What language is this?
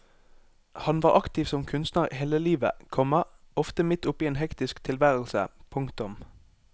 Norwegian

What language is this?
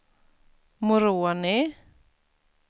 Swedish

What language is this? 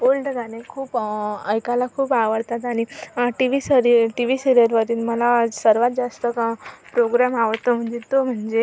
Marathi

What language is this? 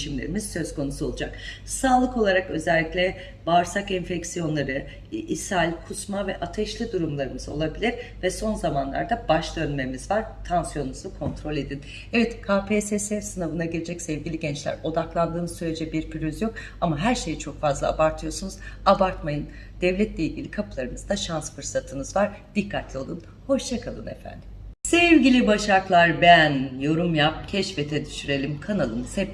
Turkish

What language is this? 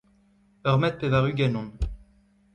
Breton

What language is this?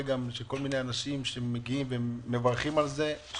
Hebrew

